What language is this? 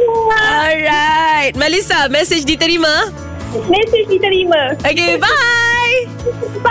Malay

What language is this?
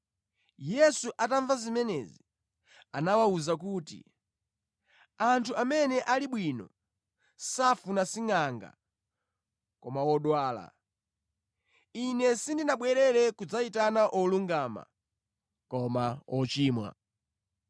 Nyanja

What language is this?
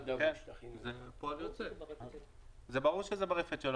Hebrew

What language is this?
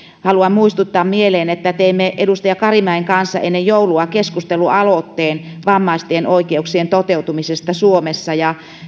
Finnish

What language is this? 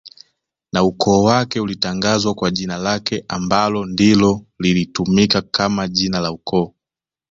Swahili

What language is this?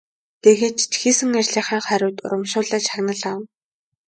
Mongolian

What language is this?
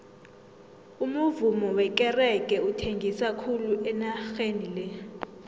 South Ndebele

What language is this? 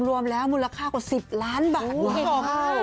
Thai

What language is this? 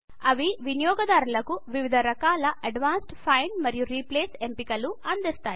Telugu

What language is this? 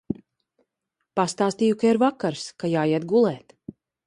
Latvian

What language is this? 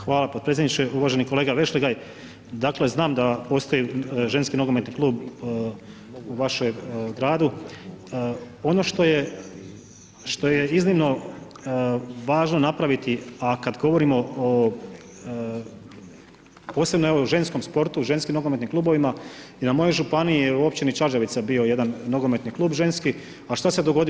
Croatian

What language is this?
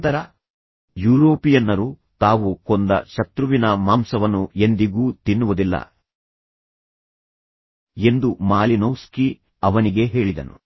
Kannada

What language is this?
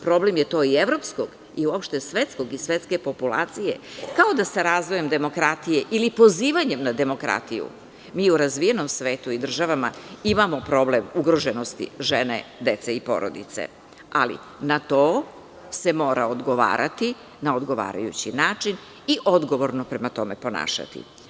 Serbian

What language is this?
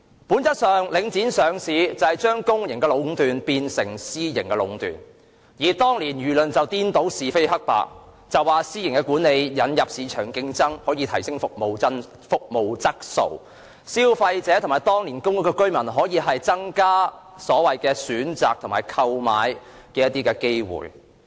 Cantonese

